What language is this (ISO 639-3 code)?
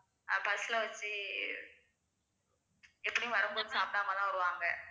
tam